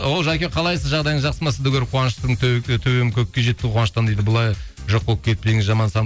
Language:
Kazakh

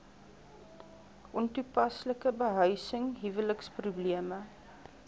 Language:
Afrikaans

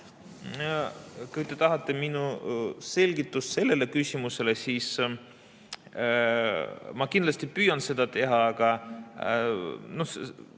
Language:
Estonian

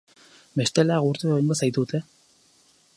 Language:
Basque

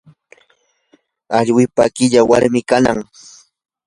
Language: Yanahuanca Pasco Quechua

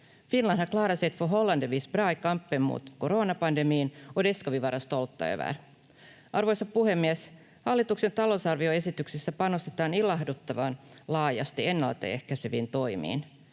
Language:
Finnish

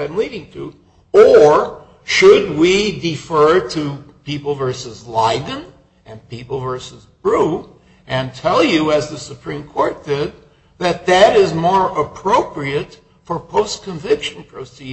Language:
English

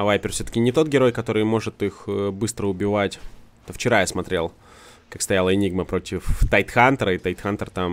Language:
Russian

